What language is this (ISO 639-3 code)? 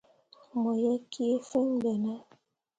mua